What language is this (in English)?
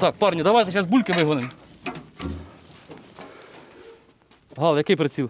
Ukrainian